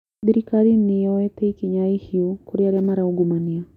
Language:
Kikuyu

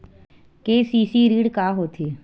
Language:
Chhattisgarhi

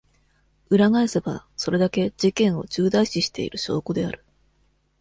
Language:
Japanese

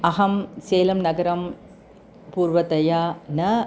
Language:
Sanskrit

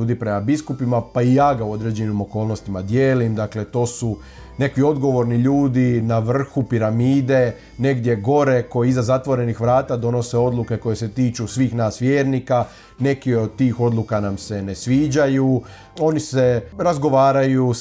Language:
Croatian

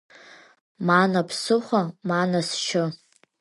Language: Abkhazian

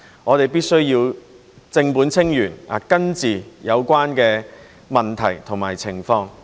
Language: Cantonese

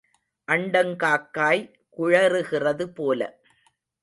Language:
Tamil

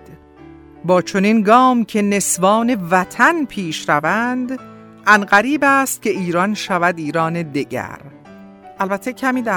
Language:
Persian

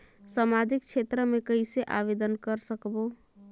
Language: Chhattisgarhi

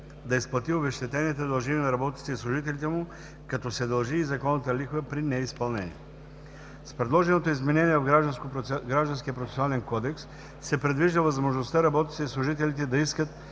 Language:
Bulgarian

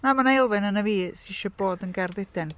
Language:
Welsh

